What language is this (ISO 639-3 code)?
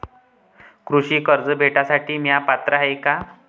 mar